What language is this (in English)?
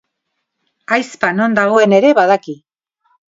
Basque